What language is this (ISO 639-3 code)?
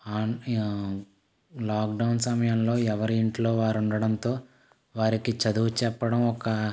tel